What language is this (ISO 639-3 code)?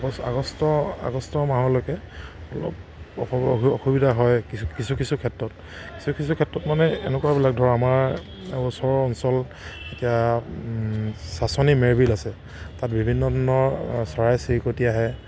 asm